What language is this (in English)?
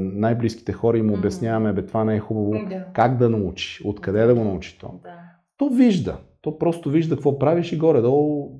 Bulgarian